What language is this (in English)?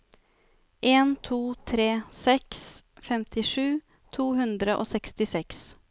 Norwegian